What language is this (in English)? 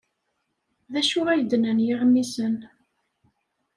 Kabyle